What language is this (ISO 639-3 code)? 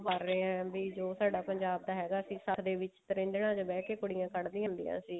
pan